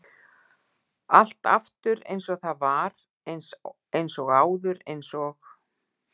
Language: Icelandic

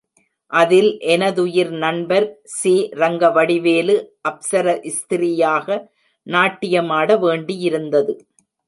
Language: Tamil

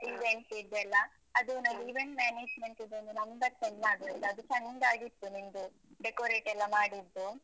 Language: Kannada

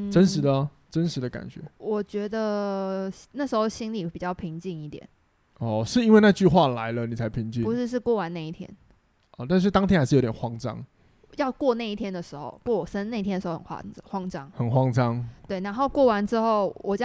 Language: Chinese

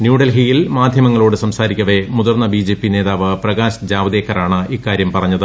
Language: Malayalam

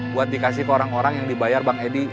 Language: Indonesian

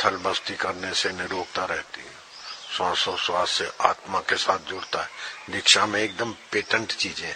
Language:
Hindi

